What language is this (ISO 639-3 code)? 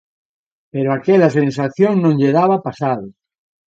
glg